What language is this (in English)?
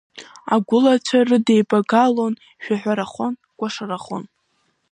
Abkhazian